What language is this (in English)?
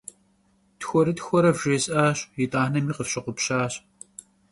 Kabardian